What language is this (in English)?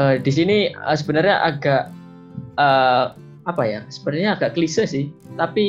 Indonesian